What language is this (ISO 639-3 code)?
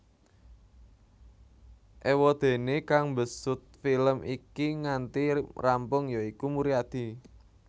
jav